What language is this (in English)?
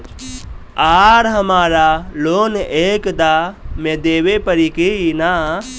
Bhojpuri